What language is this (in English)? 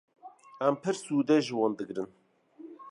Kurdish